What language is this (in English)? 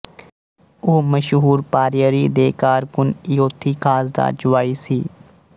Punjabi